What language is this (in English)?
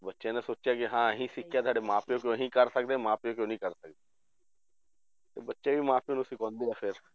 Punjabi